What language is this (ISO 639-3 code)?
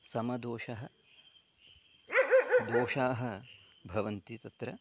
san